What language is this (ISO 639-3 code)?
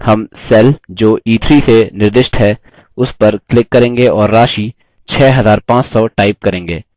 hin